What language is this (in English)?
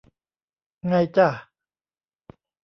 Thai